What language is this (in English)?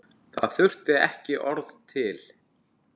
Icelandic